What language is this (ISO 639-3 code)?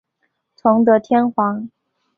zho